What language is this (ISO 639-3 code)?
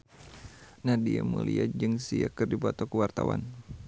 sun